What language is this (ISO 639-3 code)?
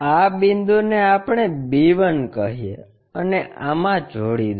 guj